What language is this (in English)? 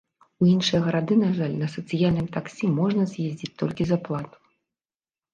Belarusian